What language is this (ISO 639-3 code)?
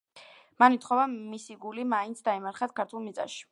kat